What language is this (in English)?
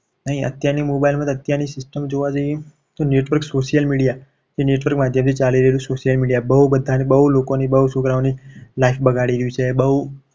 Gujarati